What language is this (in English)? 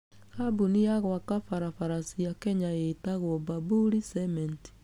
Kikuyu